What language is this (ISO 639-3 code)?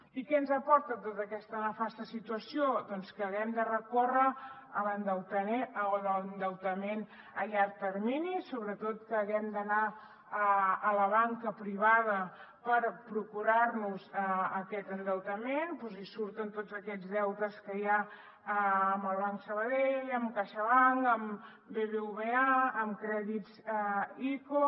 cat